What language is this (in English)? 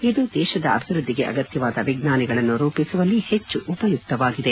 Kannada